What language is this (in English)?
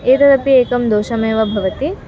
Sanskrit